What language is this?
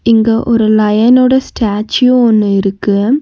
Tamil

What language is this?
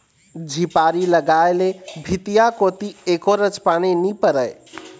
Chhattisgarhi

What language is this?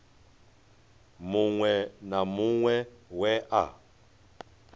Venda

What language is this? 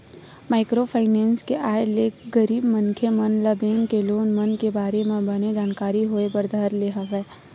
Chhattisgarhi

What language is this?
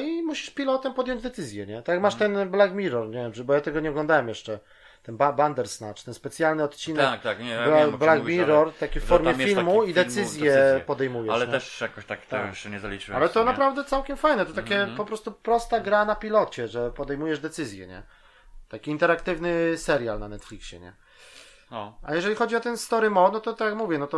Polish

